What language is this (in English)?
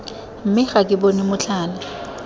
Tswana